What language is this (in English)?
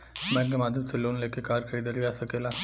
Bhojpuri